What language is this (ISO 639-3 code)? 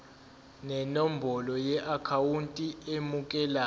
zul